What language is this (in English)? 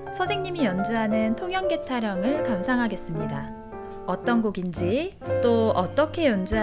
Korean